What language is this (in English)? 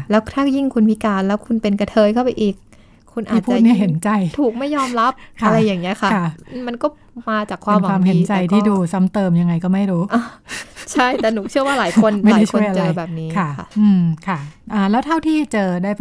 Thai